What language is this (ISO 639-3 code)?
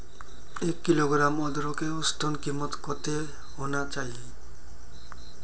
mag